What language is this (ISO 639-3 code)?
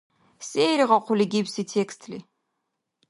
dar